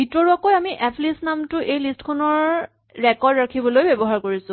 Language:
Assamese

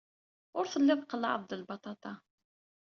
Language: Kabyle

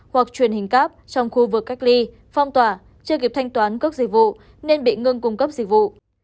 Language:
Vietnamese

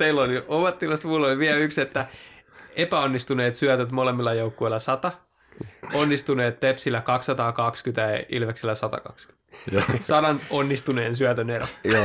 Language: Finnish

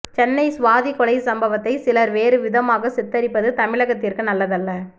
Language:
Tamil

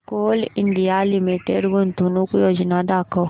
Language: Marathi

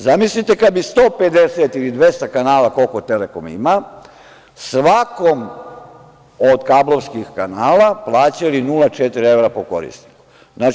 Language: Serbian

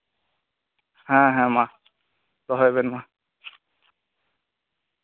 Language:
Santali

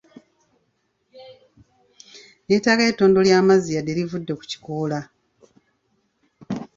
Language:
Ganda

